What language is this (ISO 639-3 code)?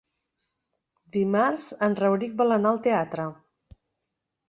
cat